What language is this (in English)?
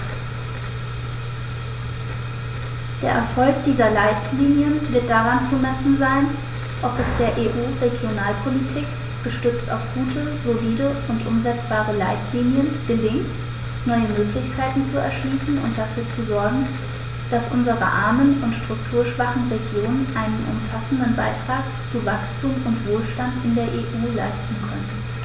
German